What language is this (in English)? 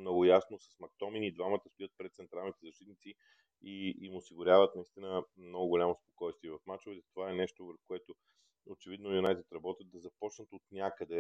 Bulgarian